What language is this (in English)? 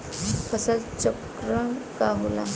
Bhojpuri